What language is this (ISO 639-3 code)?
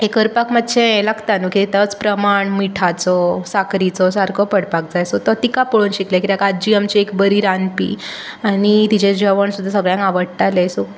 kok